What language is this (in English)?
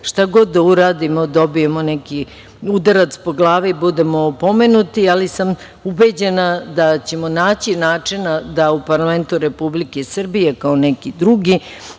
Serbian